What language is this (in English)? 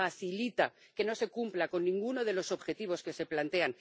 Spanish